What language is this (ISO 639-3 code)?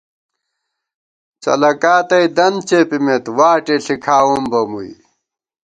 gwt